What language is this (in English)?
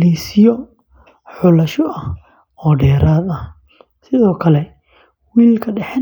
Somali